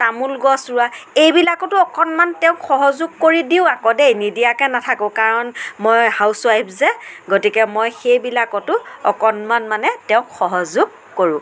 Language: Assamese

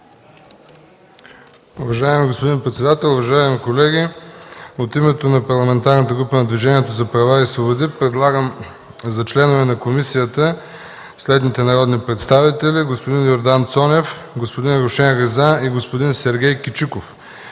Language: Bulgarian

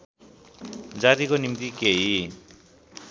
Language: Nepali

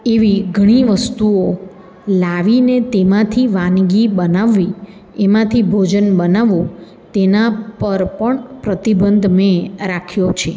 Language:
Gujarati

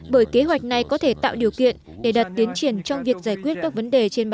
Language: Vietnamese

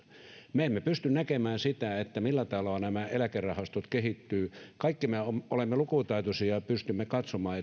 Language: Finnish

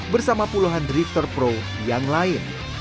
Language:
Indonesian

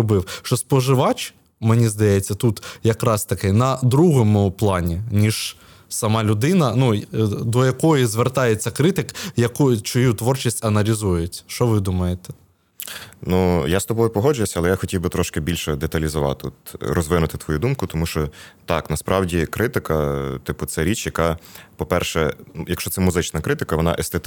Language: Ukrainian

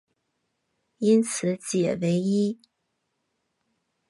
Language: Chinese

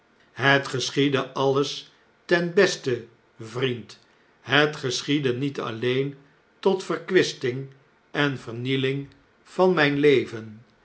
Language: Dutch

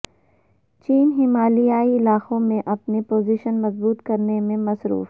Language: Urdu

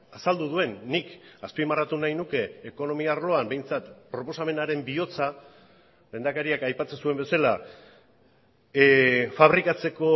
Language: Basque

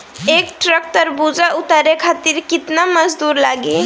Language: Bhojpuri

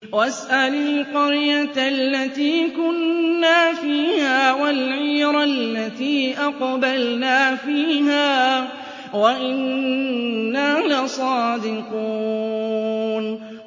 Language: Arabic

